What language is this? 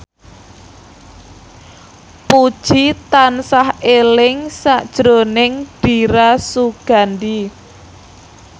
Javanese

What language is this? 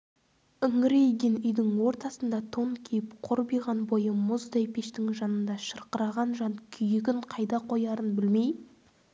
Kazakh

